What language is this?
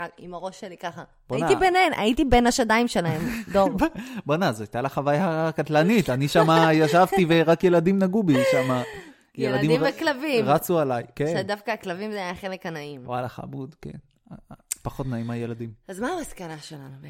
Hebrew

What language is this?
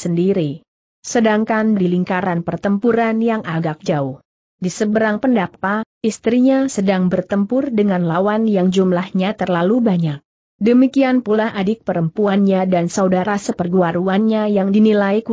Indonesian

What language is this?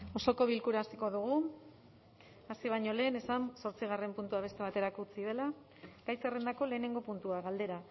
Basque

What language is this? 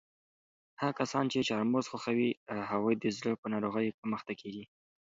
Pashto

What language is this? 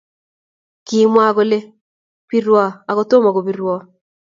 Kalenjin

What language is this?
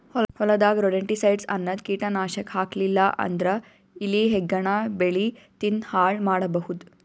Kannada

